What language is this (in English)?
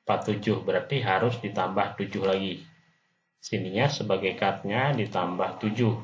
Indonesian